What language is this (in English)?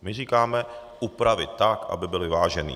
Czech